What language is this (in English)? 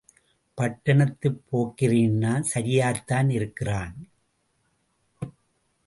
Tamil